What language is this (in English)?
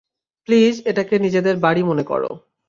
Bangla